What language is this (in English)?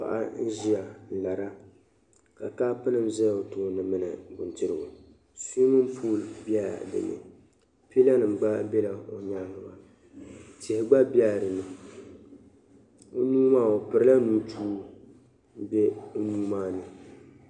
Dagbani